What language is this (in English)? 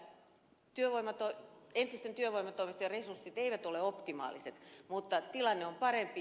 Finnish